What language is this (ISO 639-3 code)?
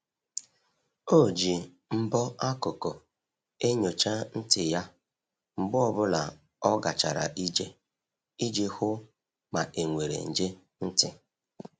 ibo